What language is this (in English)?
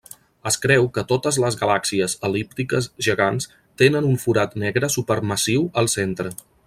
Catalan